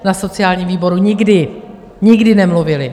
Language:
Czech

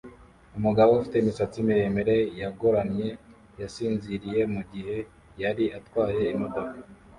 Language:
Kinyarwanda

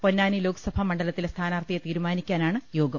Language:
Malayalam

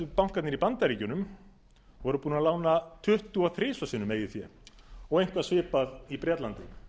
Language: Icelandic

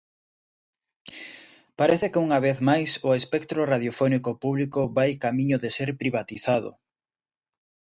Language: Galician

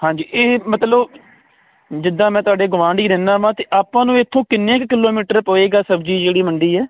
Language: Punjabi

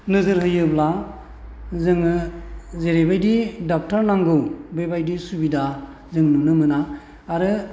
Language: Bodo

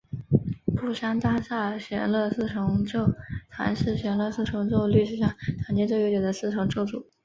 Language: Chinese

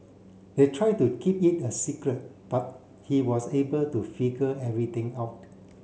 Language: English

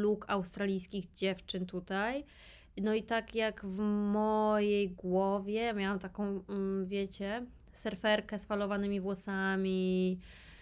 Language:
Polish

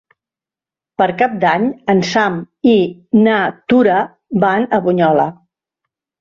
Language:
Catalan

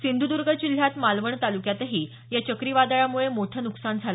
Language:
Marathi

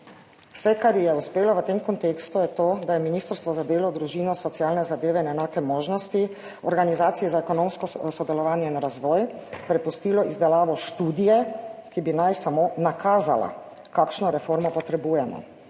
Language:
Slovenian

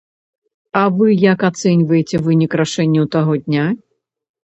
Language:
Belarusian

